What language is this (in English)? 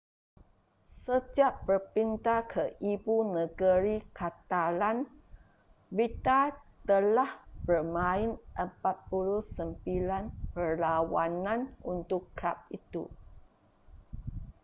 Malay